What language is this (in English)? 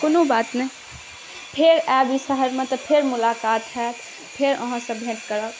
Maithili